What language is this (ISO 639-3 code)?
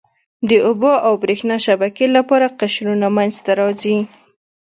pus